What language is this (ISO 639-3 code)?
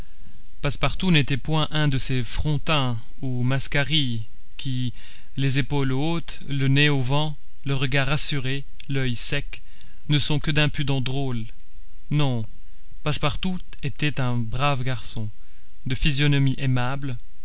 fra